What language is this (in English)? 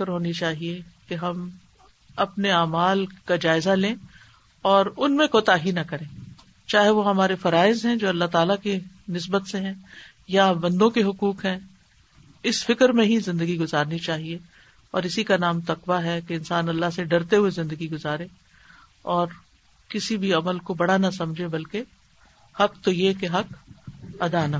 Urdu